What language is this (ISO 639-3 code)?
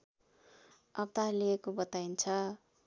nep